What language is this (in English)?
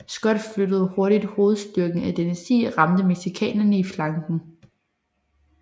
Danish